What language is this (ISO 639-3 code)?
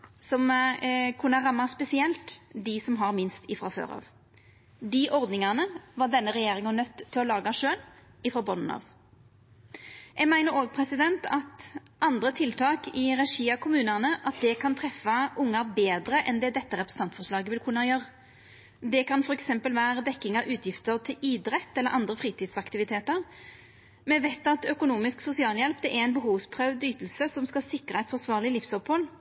nno